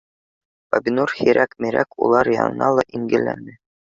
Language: Bashkir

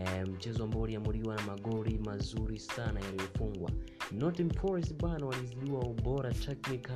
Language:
Swahili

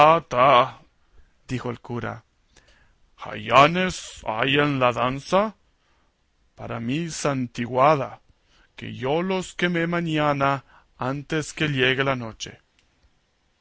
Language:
Spanish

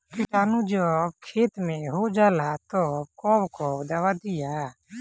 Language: Bhojpuri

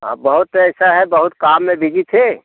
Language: Hindi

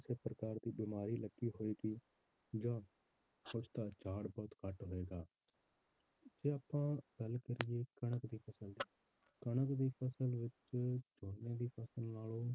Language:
Punjabi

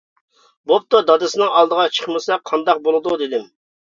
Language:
Uyghur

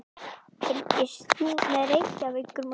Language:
Icelandic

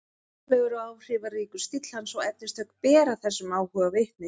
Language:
Icelandic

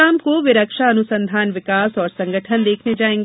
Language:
Hindi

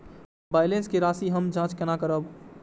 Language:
Maithili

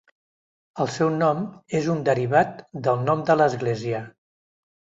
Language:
Catalan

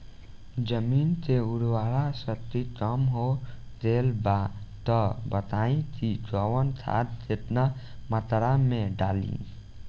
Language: Bhojpuri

